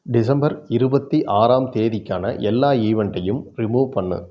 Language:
Tamil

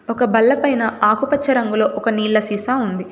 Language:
Telugu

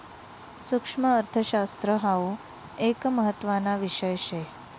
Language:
Marathi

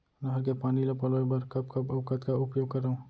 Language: Chhattisgarhi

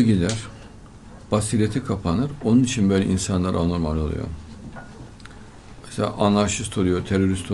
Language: Turkish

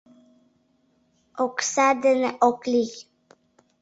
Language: Mari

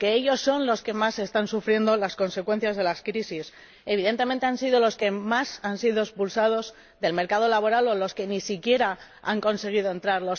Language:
Spanish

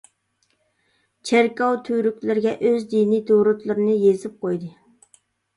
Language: Uyghur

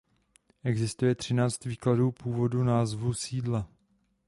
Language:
Czech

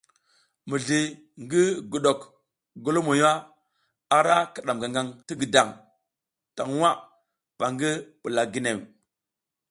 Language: South Giziga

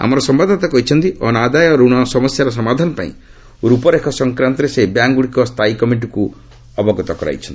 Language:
Odia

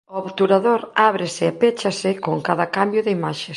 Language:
Galician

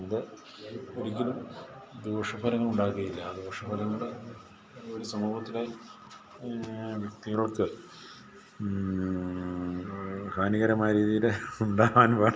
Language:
Malayalam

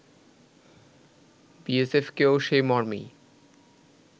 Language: Bangla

